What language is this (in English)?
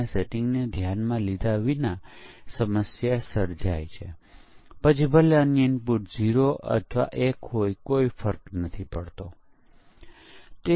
Gujarati